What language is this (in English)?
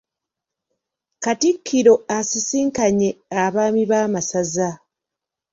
Ganda